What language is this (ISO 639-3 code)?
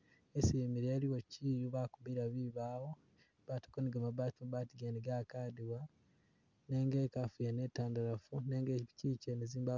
myx